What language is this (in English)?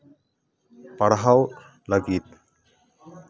Santali